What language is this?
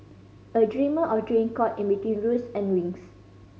English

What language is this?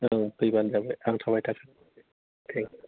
Bodo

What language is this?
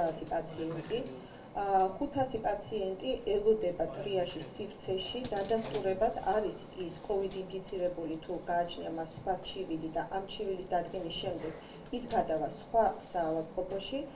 Romanian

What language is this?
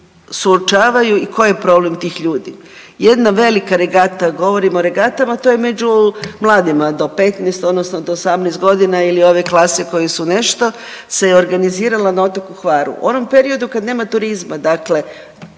Croatian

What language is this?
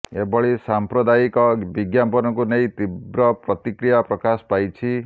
Odia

